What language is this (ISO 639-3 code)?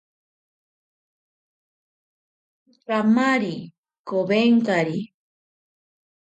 prq